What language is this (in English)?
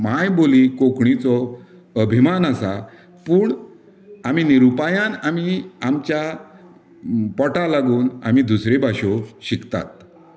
Konkani